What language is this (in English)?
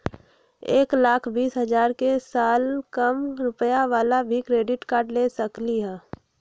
Magahi